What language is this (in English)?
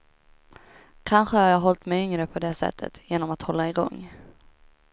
Swedish